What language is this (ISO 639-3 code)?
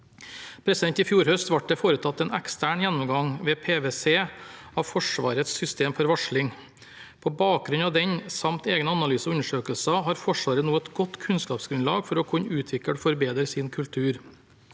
nor